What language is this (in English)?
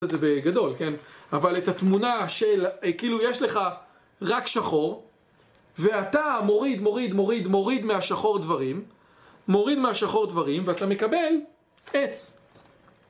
Hebrew